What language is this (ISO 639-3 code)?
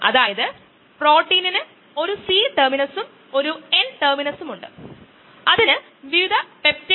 mal